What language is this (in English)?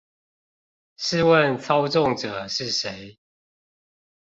Chinese